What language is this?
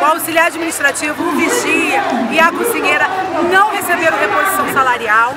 Portuguese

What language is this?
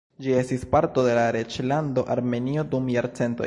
Esperanto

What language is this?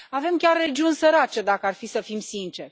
Romanian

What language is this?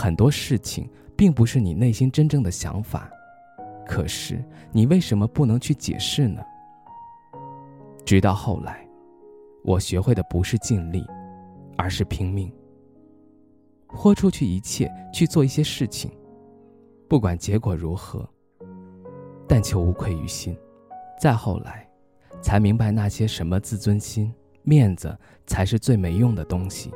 Chinese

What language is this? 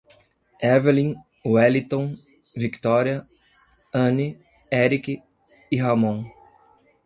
Portuguese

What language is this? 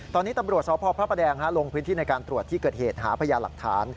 Thai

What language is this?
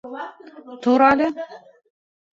Bashkir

